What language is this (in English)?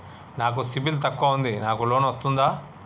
Telugu